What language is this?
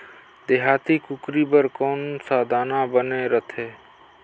Chhattisgarhi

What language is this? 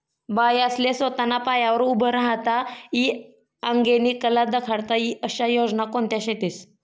Marathi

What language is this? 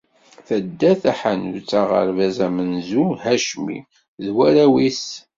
Kabyle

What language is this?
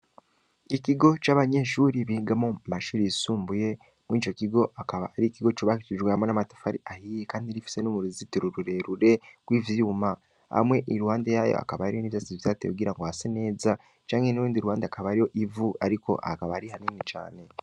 Rundi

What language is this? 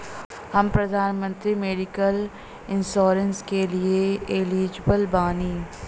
Bhojpuri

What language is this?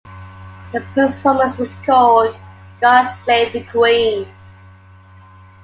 English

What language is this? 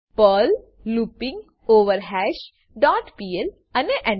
Gujarati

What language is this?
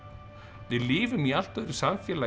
Icelandic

